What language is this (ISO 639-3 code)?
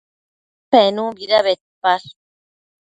mcf